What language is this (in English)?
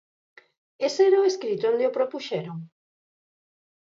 Galician